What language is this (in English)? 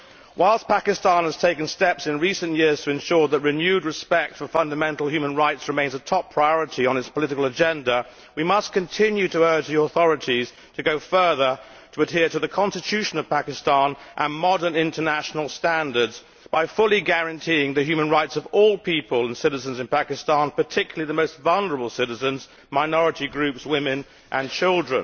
English